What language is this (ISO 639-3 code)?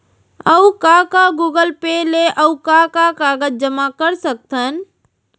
hne